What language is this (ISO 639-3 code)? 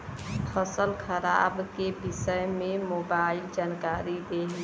bho